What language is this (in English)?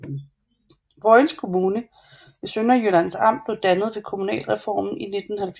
Danish